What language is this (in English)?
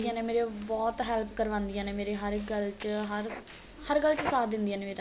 Punjabi